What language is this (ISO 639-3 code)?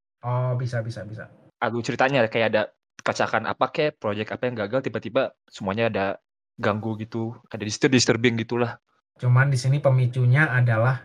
ind